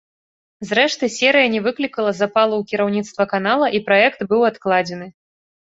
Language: Belarusian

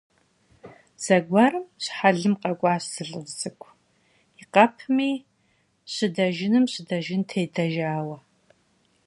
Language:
Kabardian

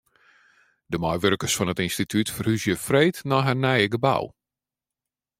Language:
Western Frisian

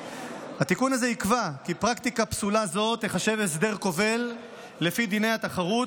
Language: Hebrew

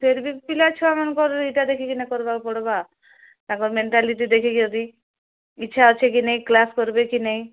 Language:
Odia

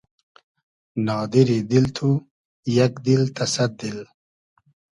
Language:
Hazaragi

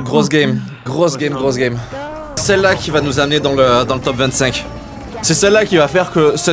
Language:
French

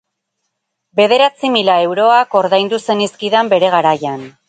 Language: Basque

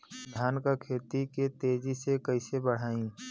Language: Bhojpuri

